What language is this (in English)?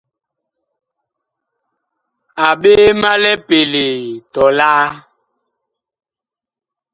Bakoko